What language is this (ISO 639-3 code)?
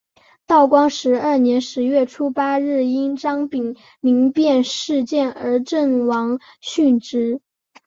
zho